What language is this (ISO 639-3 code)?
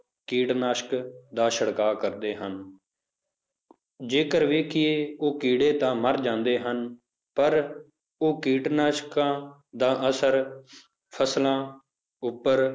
pan